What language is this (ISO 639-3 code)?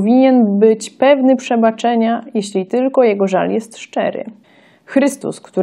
pol